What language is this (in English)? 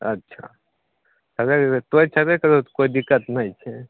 Maithili